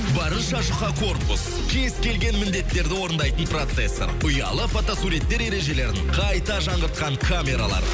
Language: Kazakh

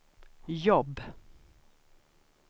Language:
Swedish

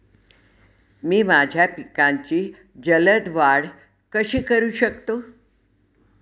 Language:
Marathi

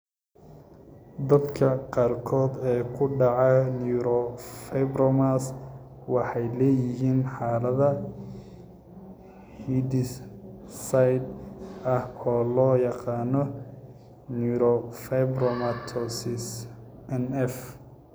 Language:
Somali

